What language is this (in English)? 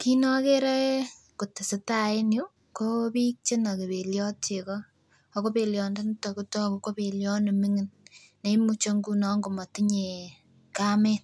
Kalenjin